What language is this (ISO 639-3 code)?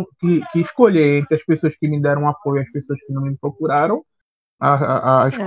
por